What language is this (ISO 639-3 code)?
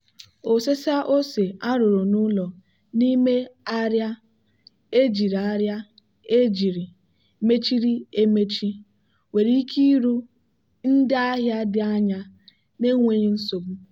ibo